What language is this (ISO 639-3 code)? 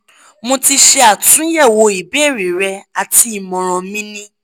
yor